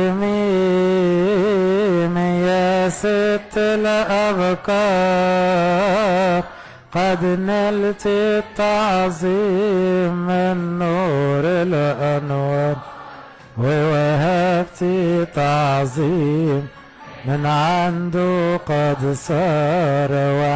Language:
Arabic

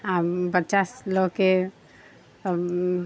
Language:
Maithili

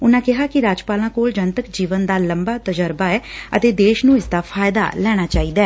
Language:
Punjabi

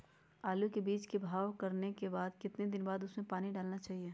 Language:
Magahi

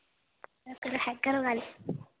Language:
Dogri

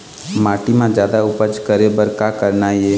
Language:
Chhattisgarhi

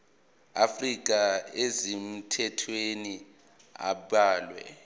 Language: Zulu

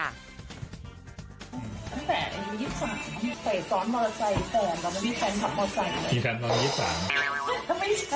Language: Thai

